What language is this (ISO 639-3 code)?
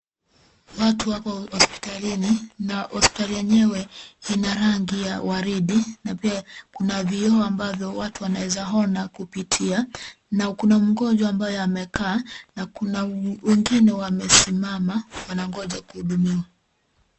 swa